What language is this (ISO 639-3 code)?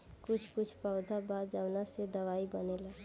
bho